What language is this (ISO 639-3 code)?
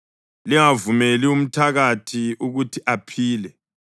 nde